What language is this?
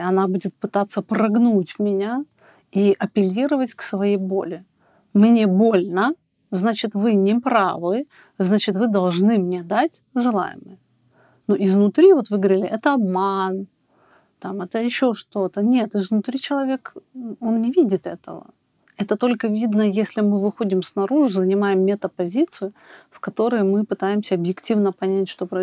Russian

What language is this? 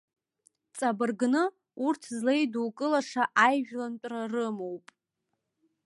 Abkhazian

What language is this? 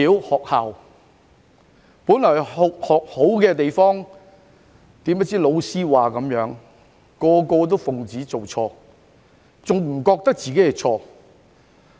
Cantonese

